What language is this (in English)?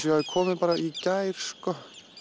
Icelandic